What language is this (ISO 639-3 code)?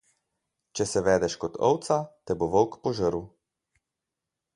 slv